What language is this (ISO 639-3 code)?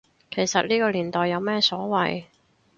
yue